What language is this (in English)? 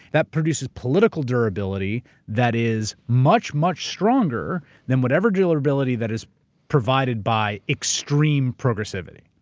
English